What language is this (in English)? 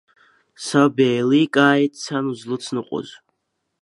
Abkhazian